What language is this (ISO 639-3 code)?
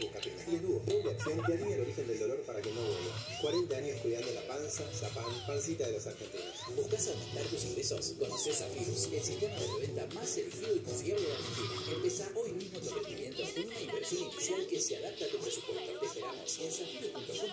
spa